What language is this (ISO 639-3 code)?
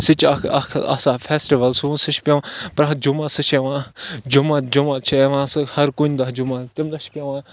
kas